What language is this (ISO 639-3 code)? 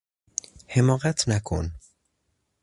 fas